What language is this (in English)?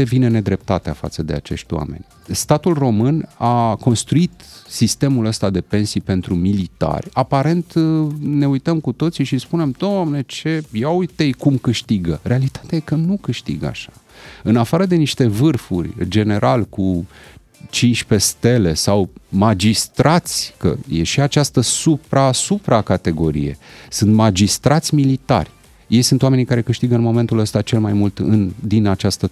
Romanian